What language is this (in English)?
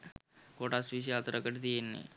Sinhala